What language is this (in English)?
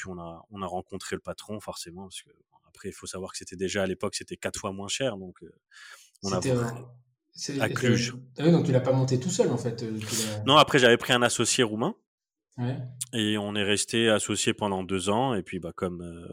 French